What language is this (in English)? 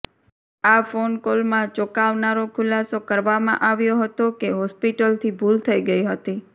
Gujarati